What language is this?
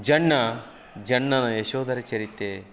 Kannada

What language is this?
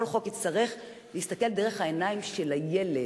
Hebrew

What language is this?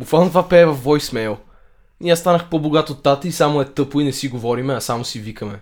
Bulgarian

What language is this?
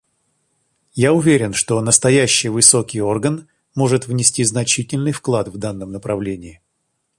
Russian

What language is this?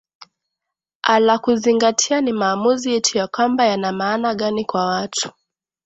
Swahili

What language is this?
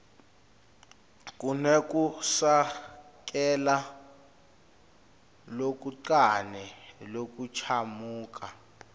Swati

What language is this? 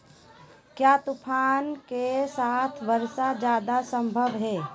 Magahi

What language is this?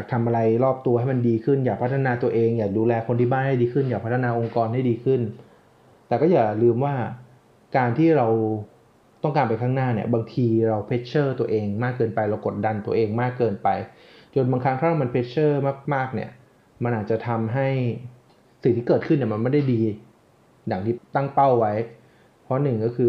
Thai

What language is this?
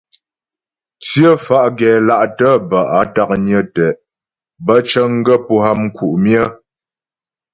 Ghomala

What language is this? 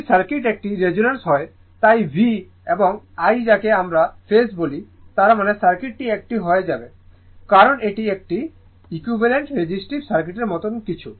Bangla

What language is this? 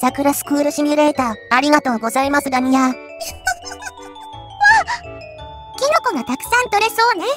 Japanese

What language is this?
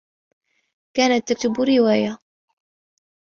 Arabic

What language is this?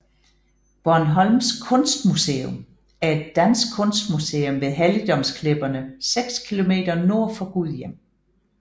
Danish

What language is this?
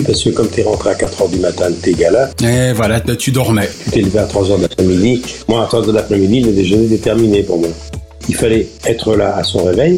French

